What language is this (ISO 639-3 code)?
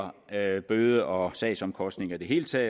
dan